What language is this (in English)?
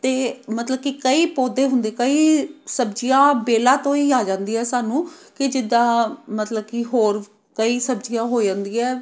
Punjabi